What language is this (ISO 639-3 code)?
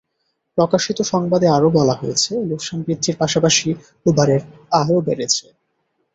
ben